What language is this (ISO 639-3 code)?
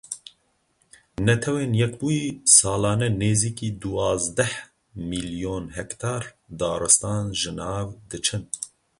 kur